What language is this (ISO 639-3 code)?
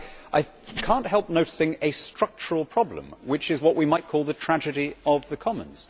eng